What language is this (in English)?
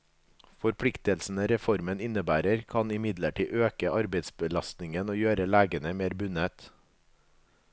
Norwegian